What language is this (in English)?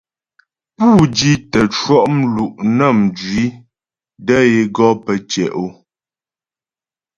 Ghomala